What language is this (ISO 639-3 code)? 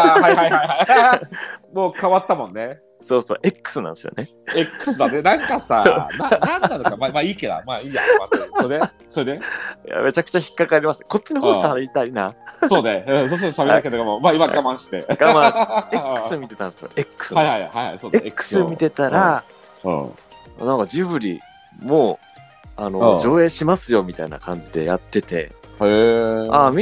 jpn